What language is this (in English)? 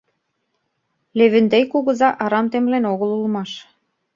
Mari